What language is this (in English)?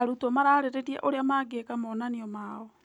Kikuyu